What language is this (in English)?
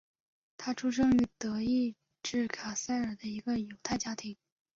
Chinese